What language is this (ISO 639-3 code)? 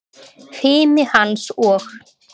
isl